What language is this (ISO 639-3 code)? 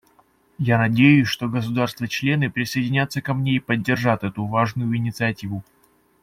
rus